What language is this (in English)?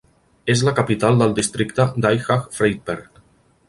Catalan